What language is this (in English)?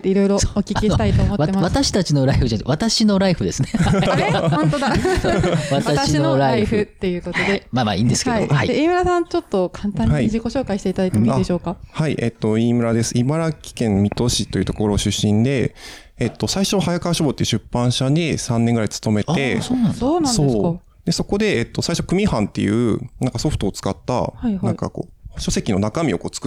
Japanese